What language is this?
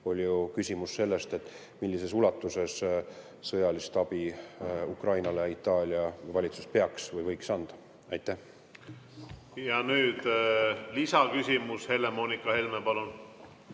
Estonian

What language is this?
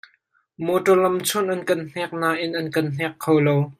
Hakha Chin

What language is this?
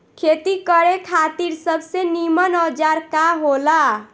Bhojpuri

